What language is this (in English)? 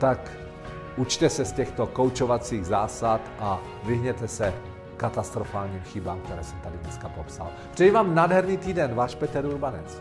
Czech